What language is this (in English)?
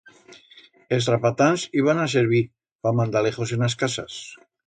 Aragonese